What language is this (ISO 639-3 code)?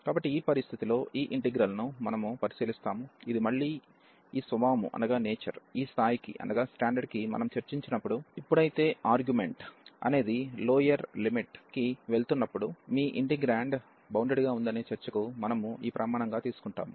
tel